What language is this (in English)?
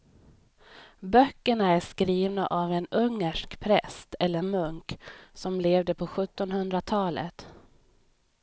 Swedish